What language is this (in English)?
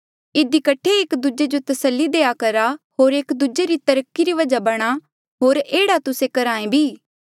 Mandeali